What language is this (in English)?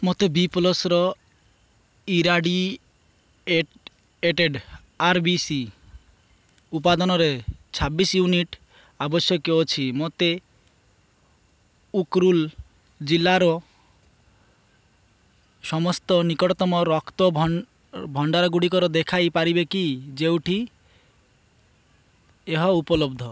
Odia